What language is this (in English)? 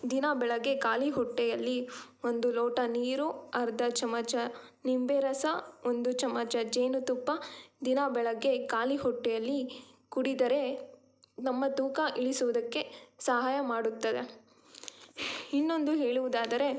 Kannada